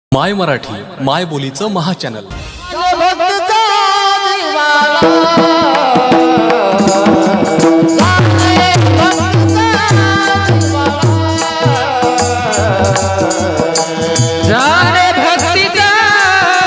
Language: Marathi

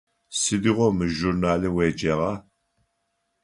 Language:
Adyghe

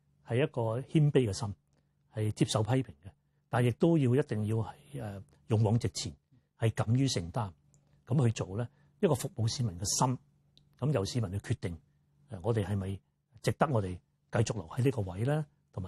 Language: Chinese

